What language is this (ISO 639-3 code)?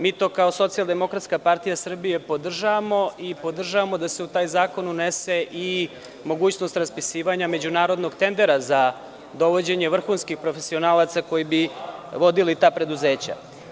srp